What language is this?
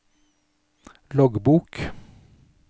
Norwegian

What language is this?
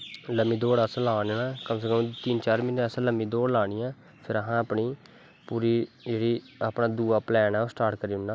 Dogri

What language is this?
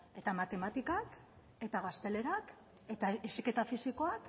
Basque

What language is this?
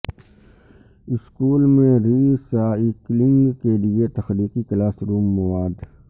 Urdu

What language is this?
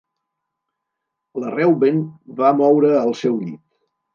Catalan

